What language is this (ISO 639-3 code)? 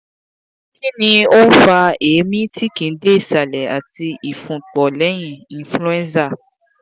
yor